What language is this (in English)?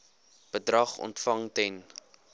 Afrikaans